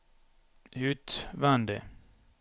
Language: Norwegian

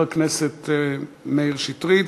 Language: Hebrew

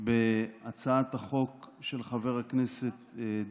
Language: Hebrew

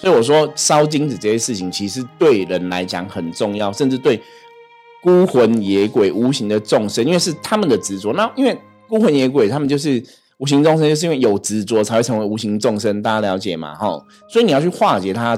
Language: Chinese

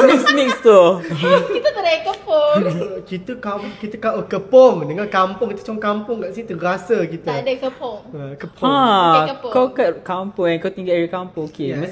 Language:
Malay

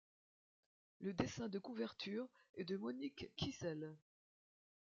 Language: French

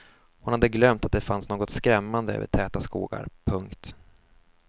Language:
Swedish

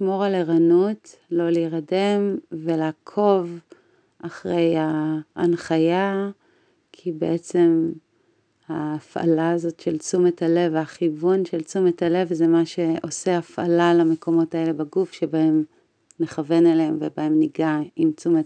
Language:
Hebrew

